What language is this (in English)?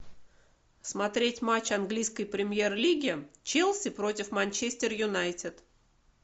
Russian